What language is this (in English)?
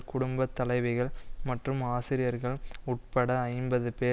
Tamil